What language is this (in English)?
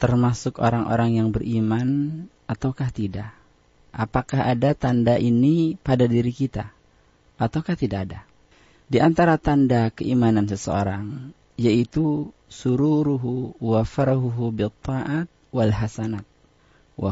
Indonesian